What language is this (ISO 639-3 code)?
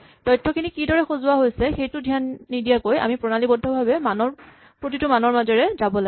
asm